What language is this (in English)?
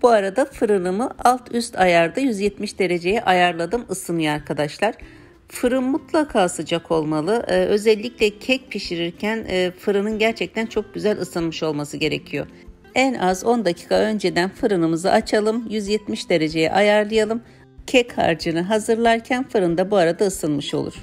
Turkish